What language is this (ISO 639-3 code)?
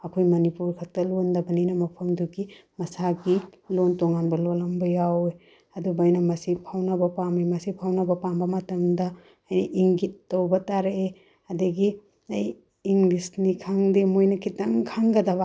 mni